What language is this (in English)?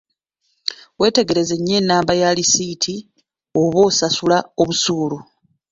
Ganda